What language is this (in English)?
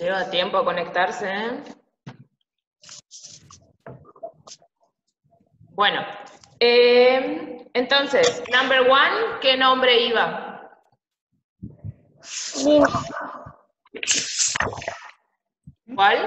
Spanish